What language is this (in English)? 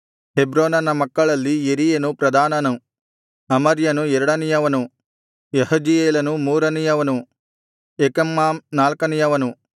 Kannada